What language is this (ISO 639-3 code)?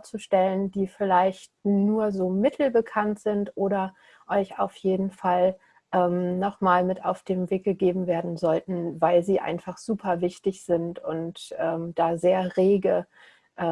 deu